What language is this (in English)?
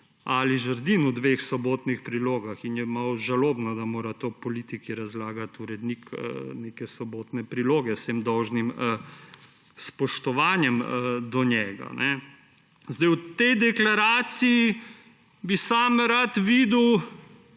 Slovenian